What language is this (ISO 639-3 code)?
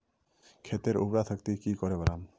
mag